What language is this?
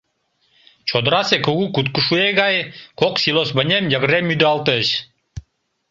Mari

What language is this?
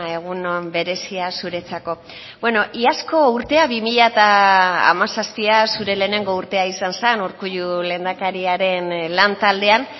Basque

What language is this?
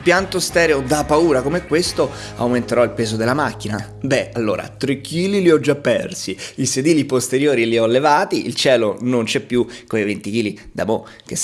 Italian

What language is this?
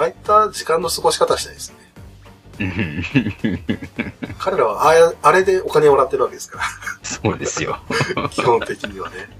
Japanese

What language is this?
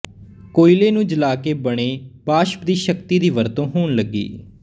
Punjabi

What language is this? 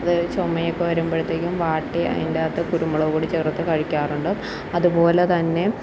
Malayalam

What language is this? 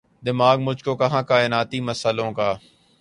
Urdu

